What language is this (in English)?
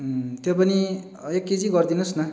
Nepali